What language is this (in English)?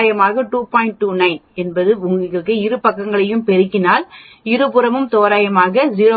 Tamil